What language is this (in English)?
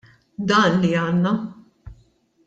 Maltese